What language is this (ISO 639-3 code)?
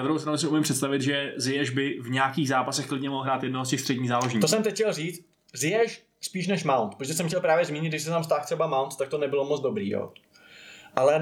ces